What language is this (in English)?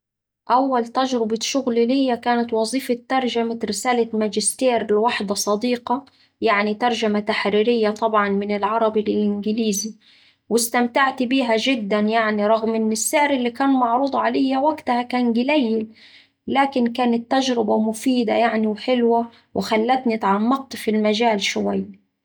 Saidi Arabic